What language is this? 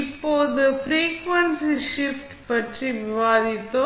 Tamil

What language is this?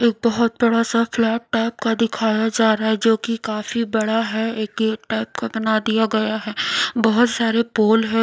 Hindi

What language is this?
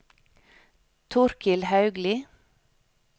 Norwegian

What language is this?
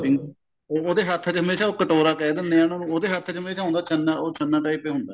Punjabi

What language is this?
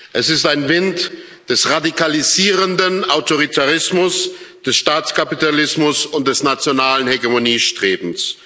German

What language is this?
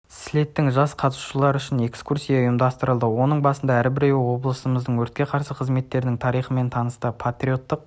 Kazakh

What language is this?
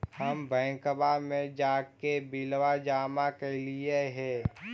Magahi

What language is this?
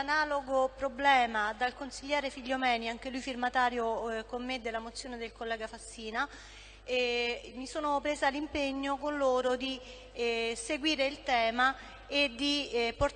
Italian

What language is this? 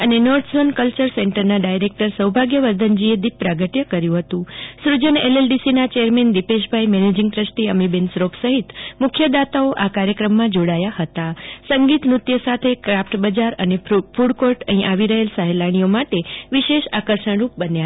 Gujarati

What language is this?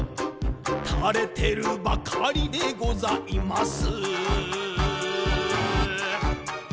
Japanese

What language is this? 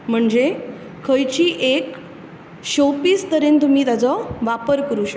Konkani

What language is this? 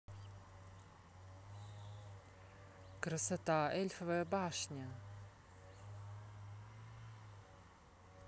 Russian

